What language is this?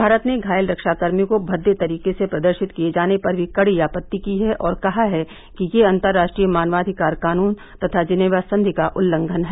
Hindi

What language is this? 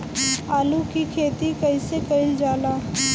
Bhojpuri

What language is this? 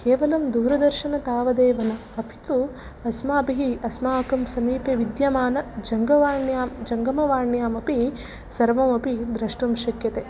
Sanskrit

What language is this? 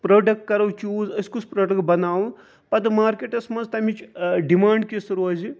Kashmiri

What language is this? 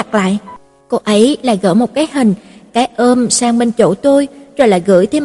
Vietnamese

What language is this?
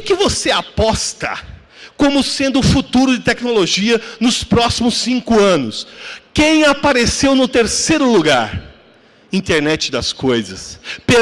Portuguese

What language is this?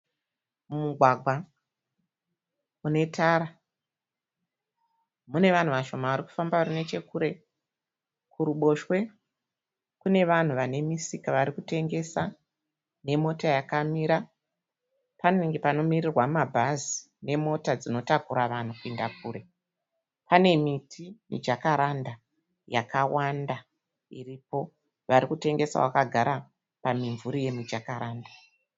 Shona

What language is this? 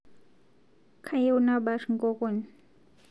Masai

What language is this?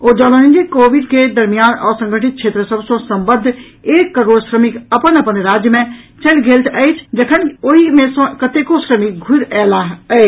Maithili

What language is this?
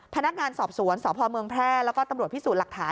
Thai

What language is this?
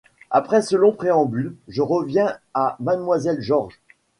French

